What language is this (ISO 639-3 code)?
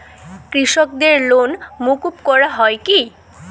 ben